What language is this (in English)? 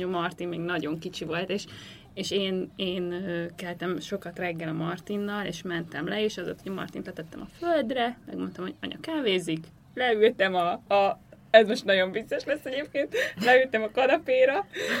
Hungarian